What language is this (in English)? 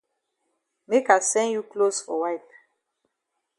Cameroon Pidgin